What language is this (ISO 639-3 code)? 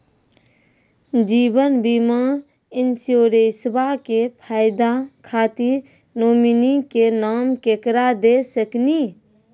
mai